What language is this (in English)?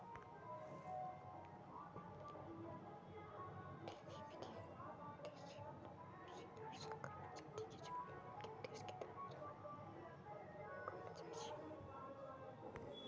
Magahi